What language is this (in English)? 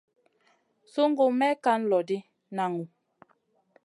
Masana